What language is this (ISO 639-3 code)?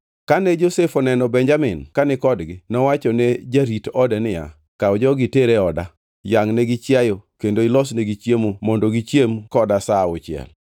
luo